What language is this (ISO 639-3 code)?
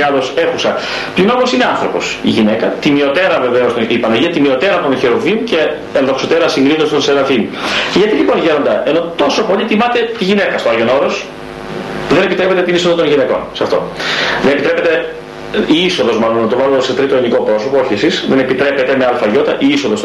ell